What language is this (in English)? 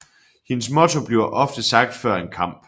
Danish